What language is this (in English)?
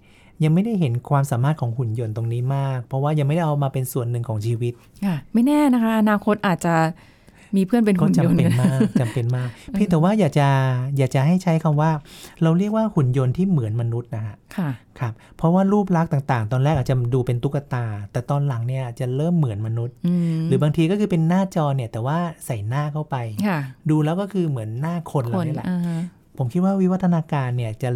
Thai